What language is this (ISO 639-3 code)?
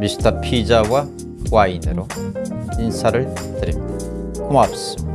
kor